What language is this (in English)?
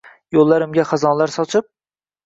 Uzbek